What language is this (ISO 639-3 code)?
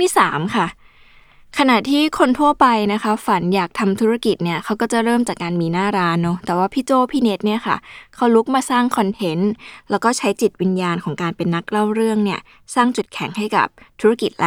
tha